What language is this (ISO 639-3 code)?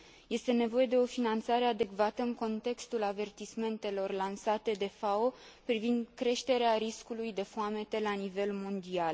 ron